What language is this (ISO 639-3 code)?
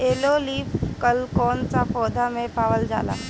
bho